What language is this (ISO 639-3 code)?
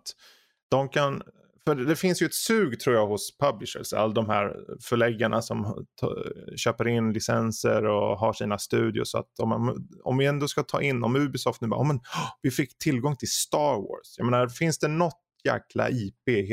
swe